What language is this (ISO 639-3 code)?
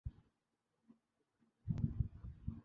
urd